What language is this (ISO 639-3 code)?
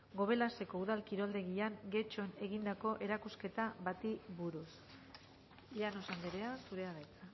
eus